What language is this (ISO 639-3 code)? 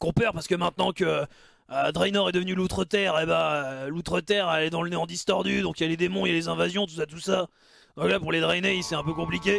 fra